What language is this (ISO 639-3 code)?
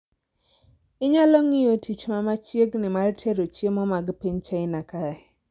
luo